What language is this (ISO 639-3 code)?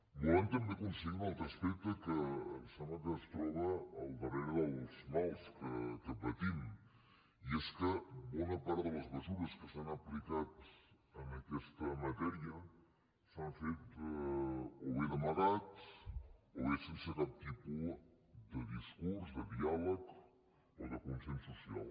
cat